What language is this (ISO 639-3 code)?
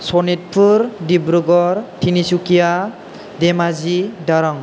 brx